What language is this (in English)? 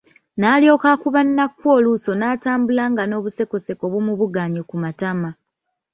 Ganda